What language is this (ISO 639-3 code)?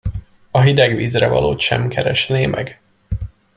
hun